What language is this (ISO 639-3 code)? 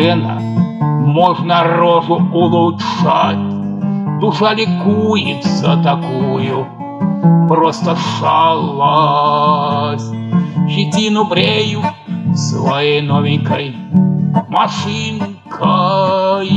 rus